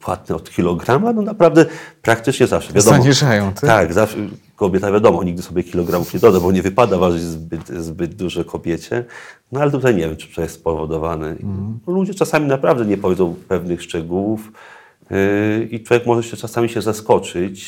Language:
Polish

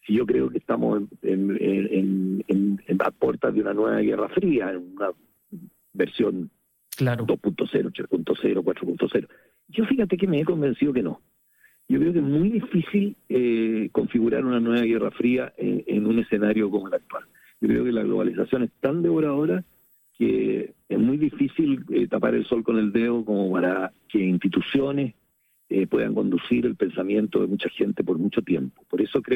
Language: Spanish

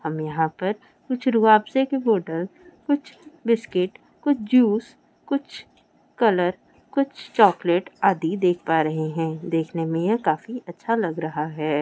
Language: Hindi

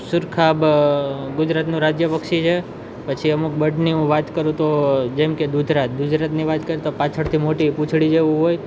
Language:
Gujarati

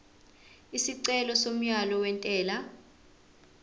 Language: Zulu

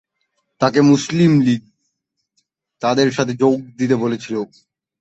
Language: Bangla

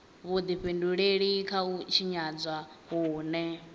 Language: Venda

